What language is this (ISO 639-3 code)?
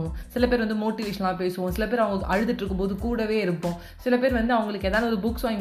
tam